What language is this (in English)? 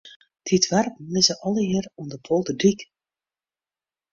Western Frisian